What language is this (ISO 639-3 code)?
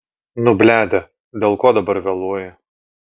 lit